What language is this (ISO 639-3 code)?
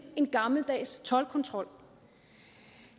dan